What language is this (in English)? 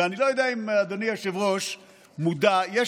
Hebrew